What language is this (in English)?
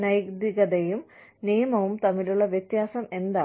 Malayalam